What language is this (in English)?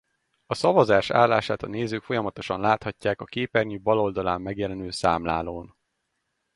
Hungarian